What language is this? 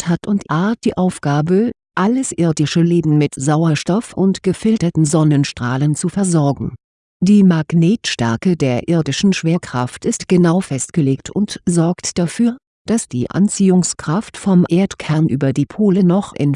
German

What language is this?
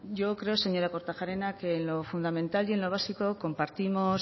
Spanish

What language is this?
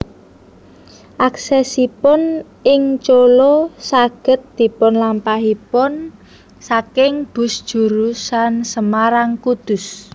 Javanese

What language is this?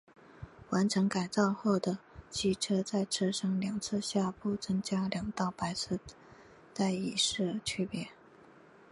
Chinese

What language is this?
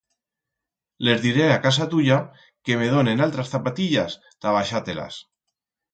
Aragonese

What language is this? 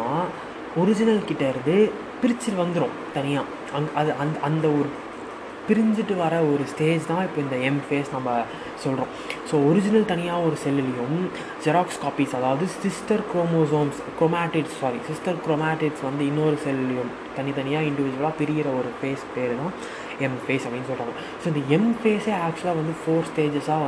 Tamil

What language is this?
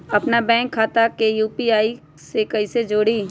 Magahi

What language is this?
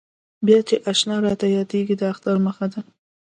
Pashto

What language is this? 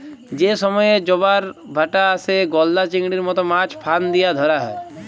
Bangla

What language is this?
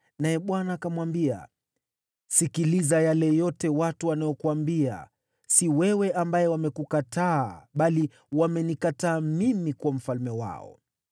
Swahili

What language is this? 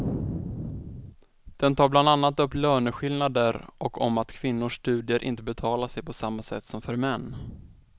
Swedish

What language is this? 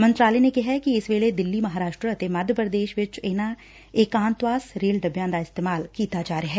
Punjabi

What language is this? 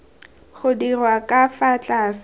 Tswana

